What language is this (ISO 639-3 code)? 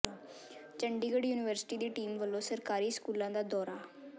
pan